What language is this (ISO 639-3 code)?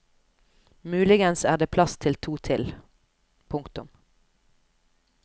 nor